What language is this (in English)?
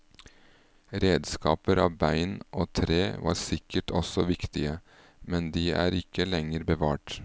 Norwegian